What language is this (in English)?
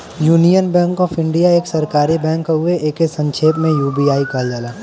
Bhojpuri